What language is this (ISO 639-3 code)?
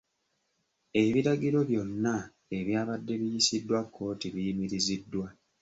lug